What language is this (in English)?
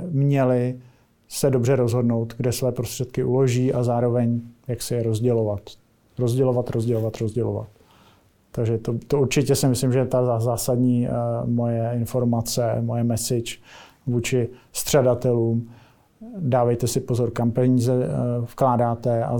Czech